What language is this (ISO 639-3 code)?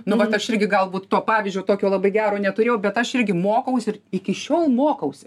lit